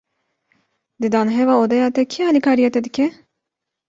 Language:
Kurdish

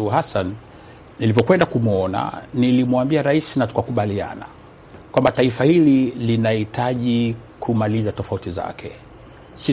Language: Swahili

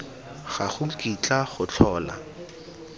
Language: Tswana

